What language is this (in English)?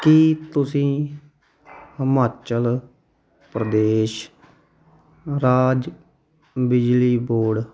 Punjabi